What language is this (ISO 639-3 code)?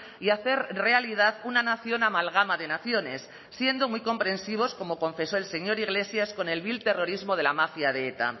spa